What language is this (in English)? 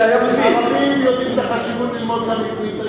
Hebrew